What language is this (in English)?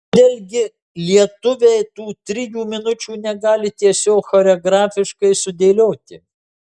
Lithuanian